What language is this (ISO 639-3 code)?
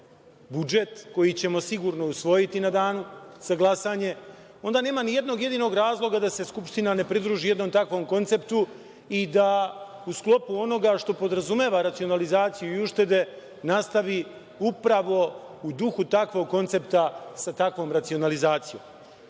srp